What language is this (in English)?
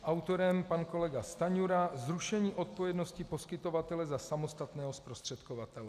Czech